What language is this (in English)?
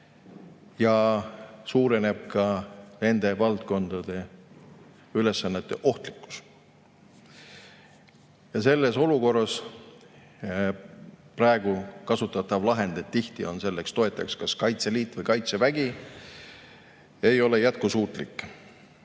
Estonian